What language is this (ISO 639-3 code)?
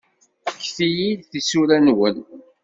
kab